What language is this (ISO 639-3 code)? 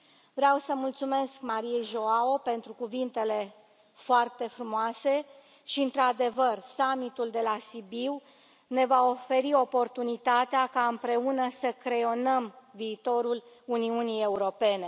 ron